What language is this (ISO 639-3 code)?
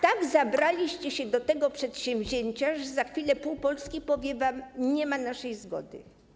pol